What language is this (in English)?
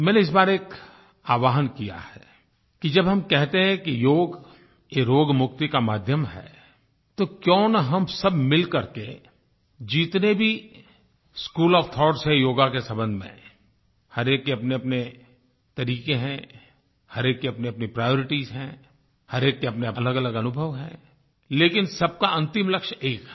Hindi